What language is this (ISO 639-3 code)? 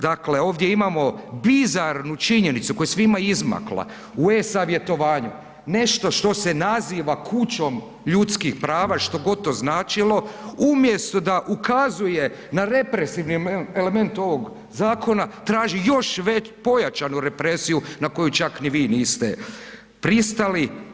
hrv